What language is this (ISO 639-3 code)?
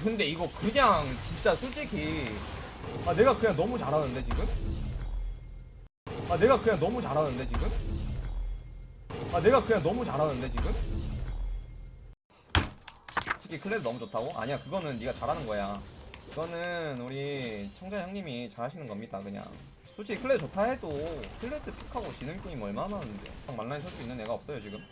kor